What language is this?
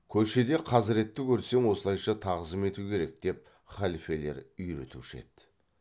Kazakh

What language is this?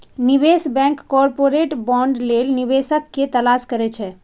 Maithili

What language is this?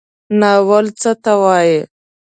Pashto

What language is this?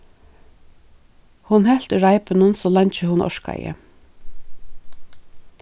Faroese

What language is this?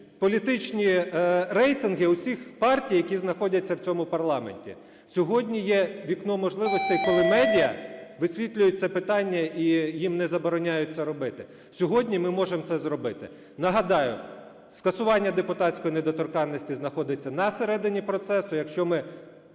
Ukrainian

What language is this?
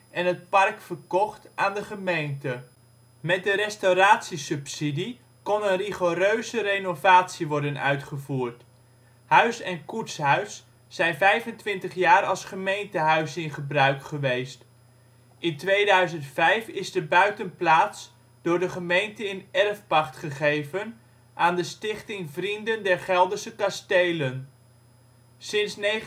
Dutch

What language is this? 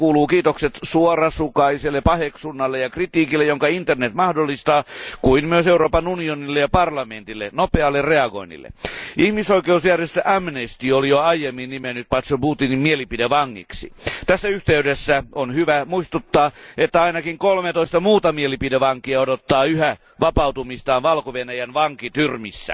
Finnish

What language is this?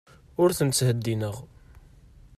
Kabyle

